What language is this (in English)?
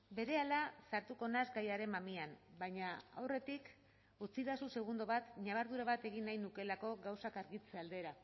Basque